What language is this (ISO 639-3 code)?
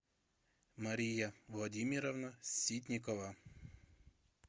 rus